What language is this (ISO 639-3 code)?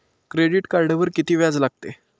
mar